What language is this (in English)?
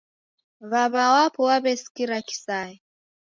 Taita